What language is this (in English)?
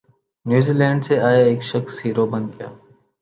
Urdu